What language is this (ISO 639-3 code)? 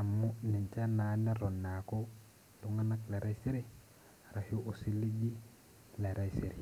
mas